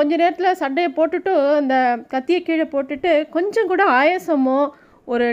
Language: Tamil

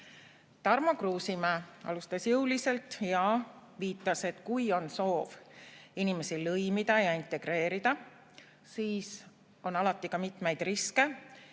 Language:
Estonian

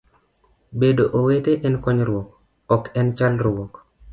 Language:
Luo (Kenya and Tanzania)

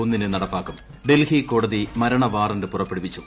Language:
Malayalam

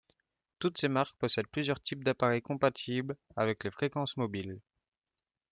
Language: French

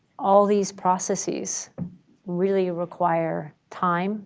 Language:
English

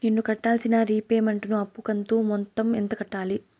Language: Telugu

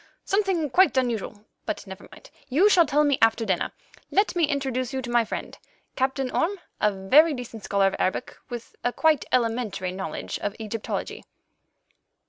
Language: English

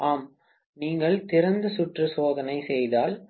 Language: Tamil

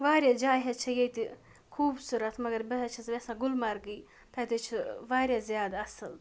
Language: Kashmiri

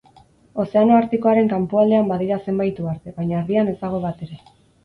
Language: Basque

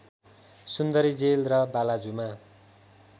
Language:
Nepali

